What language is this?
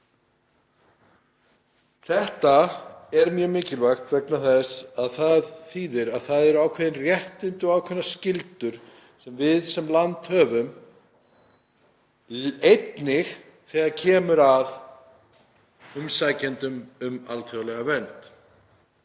Icelandic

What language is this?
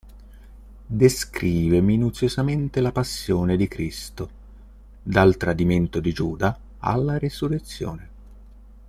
Italian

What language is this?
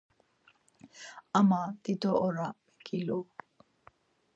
Laz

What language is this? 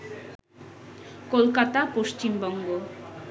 Bangla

